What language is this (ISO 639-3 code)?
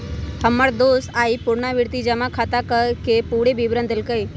mag